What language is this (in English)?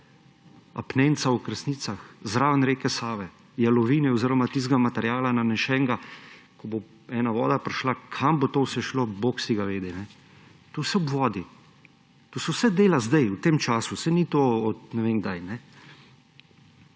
Slovenian